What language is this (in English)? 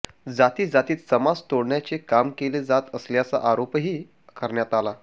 Marathi